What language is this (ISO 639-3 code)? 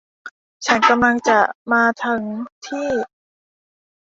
tha